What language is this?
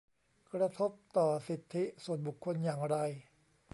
Thai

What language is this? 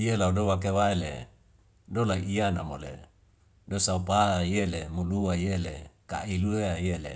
Wemale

